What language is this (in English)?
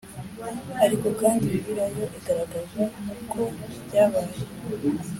Kinyarwanda